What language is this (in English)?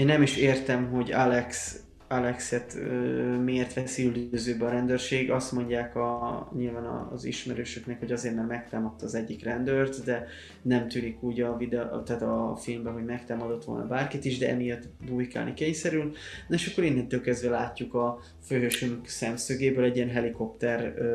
Hungarian